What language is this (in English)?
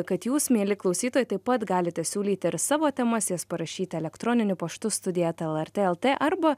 Lithuanian